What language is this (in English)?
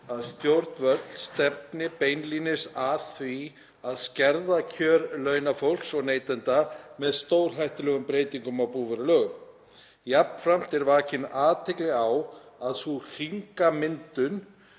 Icelandic